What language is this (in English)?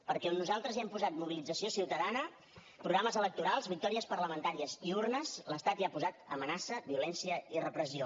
Catalan